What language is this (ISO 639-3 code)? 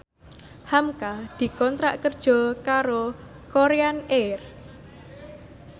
jav